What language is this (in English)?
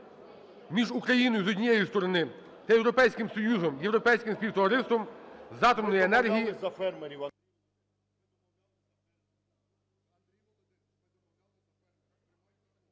Ukrainian